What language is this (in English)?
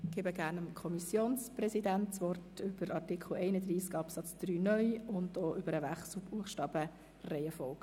Swiss German